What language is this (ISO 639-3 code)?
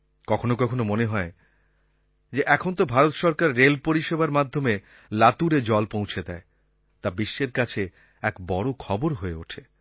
ben